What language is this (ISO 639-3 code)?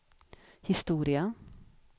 swe